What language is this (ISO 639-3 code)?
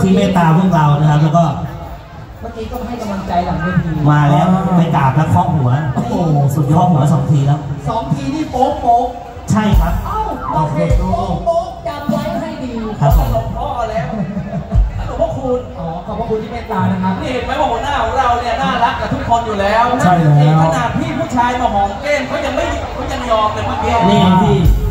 tha